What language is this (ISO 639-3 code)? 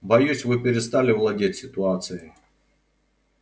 rus